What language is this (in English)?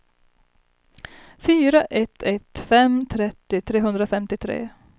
Swedish